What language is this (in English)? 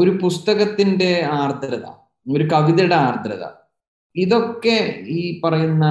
Malayalam